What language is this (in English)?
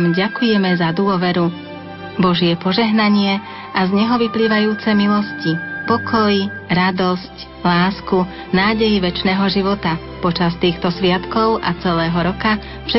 Slovak